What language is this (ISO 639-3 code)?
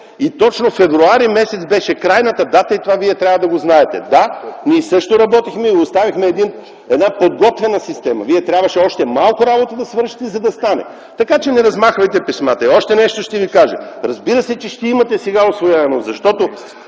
bul